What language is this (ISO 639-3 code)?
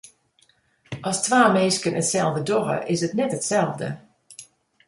fry